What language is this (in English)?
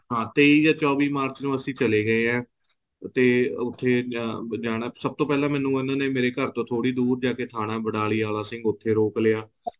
Punjabi